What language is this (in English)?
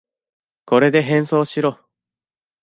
Japanese